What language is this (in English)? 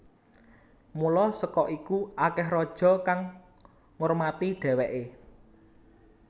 Javanese